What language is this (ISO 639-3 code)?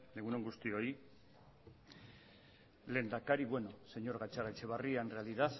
eus